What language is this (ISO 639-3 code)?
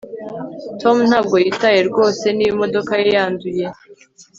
kin